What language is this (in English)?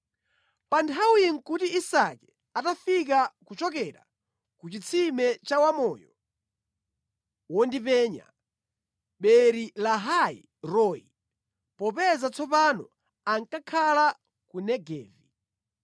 Nyanja